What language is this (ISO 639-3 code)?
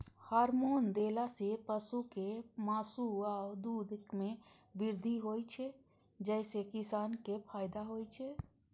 mai